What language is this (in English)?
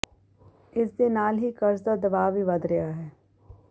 Punjabi